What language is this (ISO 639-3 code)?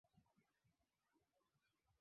swa